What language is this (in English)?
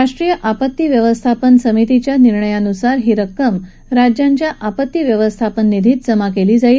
Marathi